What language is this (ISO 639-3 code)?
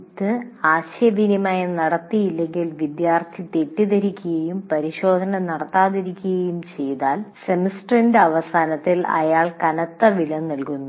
mal